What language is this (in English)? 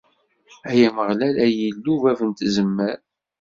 Kabyle